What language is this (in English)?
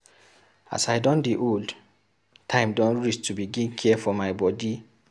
Nigerian Pidgin